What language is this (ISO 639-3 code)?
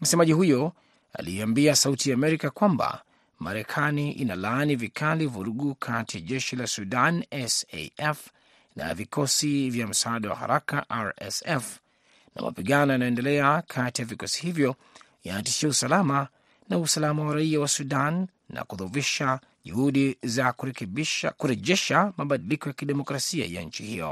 swa